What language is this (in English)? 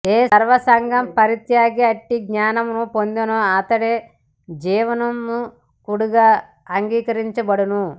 Telugu